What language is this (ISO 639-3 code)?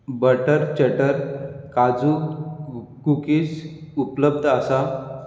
kok